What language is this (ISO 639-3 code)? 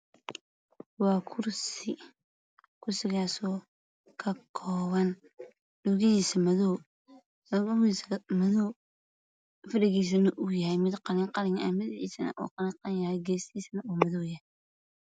som